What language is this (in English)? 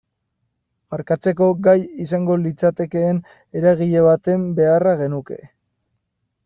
Basque